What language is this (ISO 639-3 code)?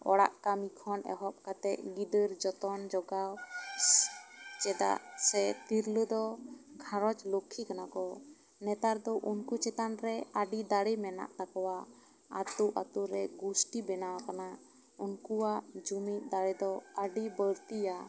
sat